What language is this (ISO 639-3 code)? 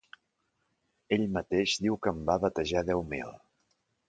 cat